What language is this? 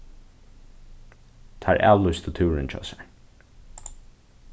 Faroese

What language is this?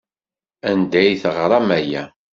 Kabyle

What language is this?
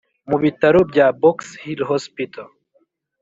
Kinyarwanda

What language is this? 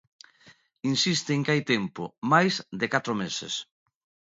Galician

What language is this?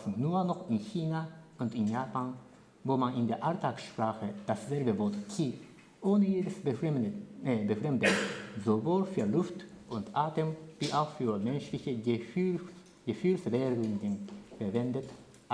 German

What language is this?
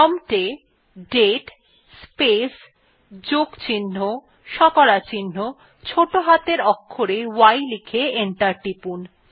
Bangla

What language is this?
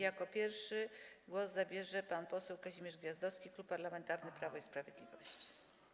Polish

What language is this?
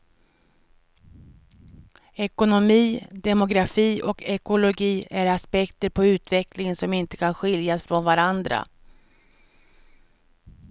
Swedish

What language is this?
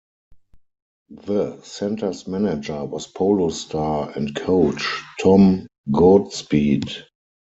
English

